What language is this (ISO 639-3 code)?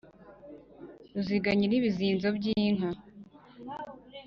kin